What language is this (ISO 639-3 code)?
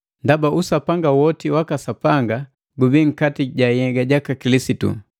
mgv